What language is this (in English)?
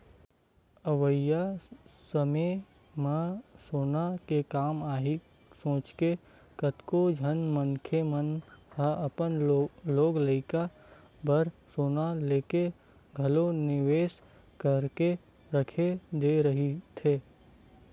Chhattisgarhi